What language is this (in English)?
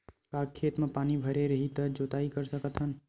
Chhattisgarhi